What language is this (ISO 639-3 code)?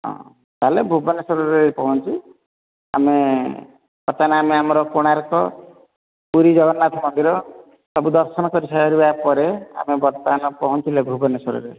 ori